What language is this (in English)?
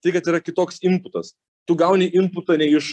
Lithuanian